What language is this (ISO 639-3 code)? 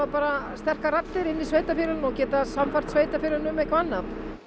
isl